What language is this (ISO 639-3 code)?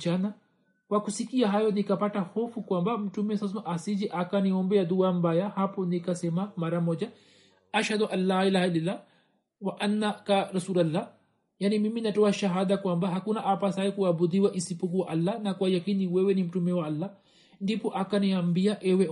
swa